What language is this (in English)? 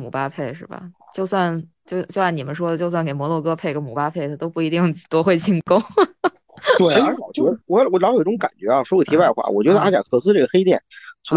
Chinese